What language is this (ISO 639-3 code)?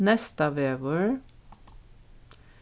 fao